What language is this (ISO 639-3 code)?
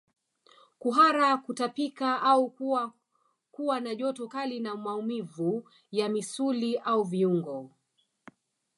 swa